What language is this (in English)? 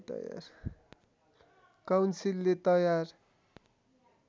Nepali